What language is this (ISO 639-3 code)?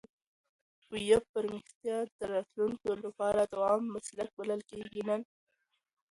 pus